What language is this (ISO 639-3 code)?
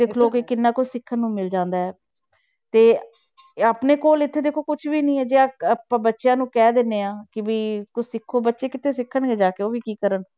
pan